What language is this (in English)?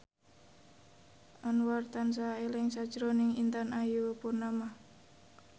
Javanese